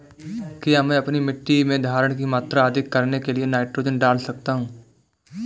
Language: Hindi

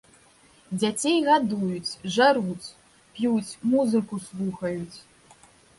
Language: Belarusian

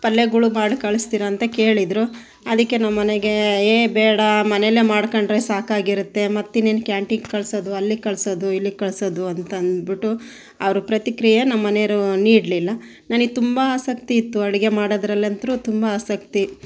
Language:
Kannada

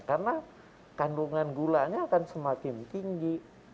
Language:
Indonesian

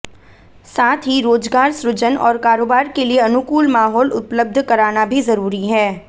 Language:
Hindi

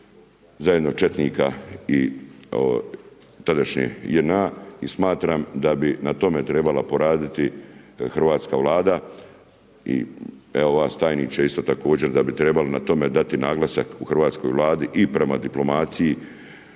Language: Croatian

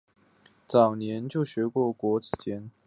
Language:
Chinese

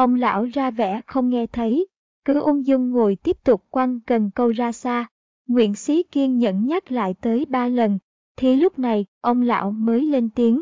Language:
Vietnamese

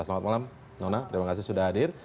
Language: Indonesian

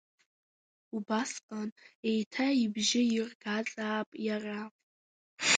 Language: Abkhazian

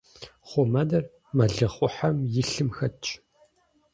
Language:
Kabardian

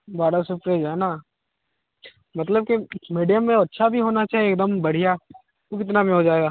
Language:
Hindi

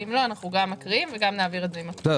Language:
Hebrew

